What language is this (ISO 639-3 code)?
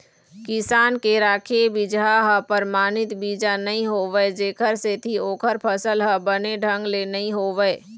hne